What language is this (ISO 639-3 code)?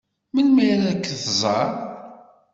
kab